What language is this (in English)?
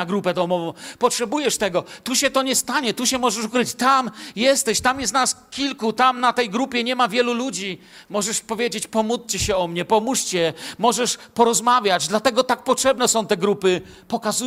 Polish